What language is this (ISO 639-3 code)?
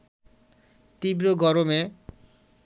ben